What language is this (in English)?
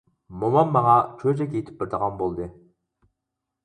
Uyghur